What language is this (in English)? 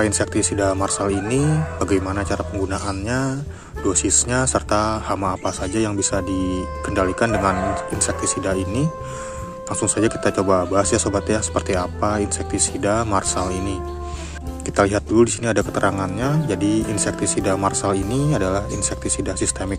Indonesian